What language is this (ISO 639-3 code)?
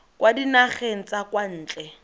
tsn